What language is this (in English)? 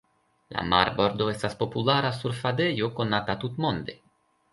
Esperanto